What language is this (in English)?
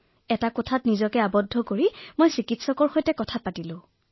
Assamese